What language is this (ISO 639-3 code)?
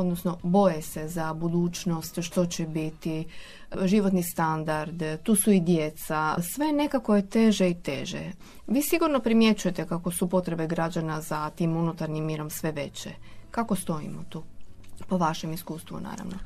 hrv